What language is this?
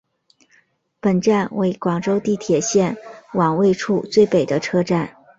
Chinese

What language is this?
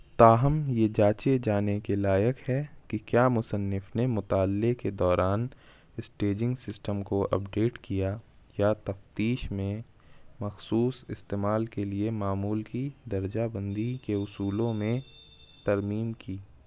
Urdu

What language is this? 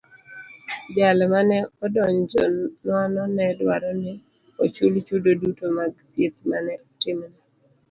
Luo (Kenya and Tanzania)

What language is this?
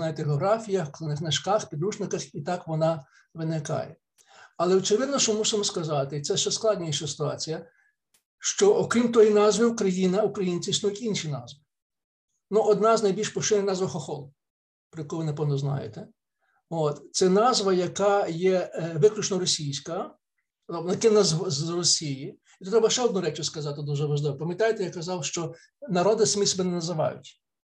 Ukrainian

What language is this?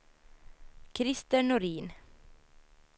Swedish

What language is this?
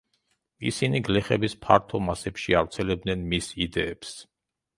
Georgian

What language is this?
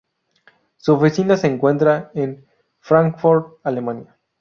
Spanish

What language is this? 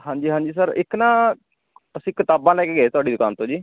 Punjabi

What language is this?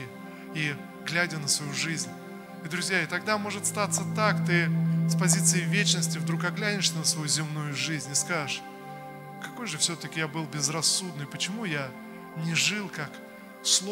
Russian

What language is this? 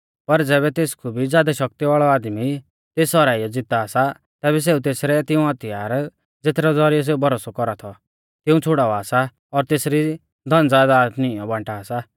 Mahasu Pahari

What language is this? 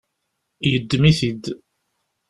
Kabyle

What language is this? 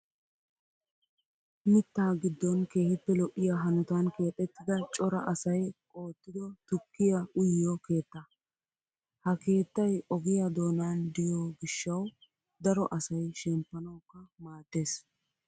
Wolaytta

